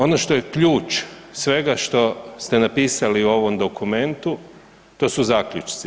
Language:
Croatian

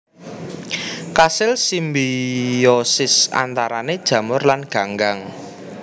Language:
Javanese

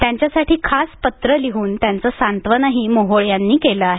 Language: Marathi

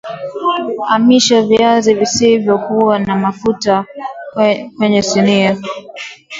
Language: Swahili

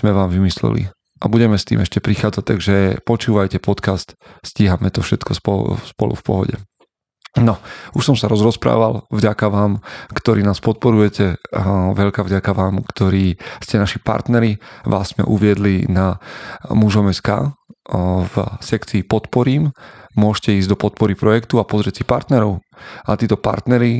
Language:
Slovak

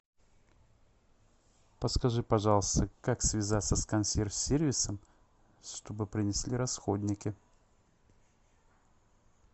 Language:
Russian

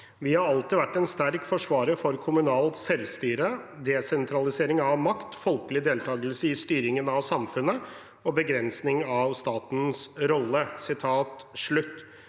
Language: Norwegian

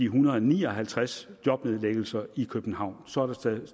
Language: Danish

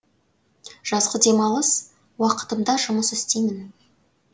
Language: Kazakh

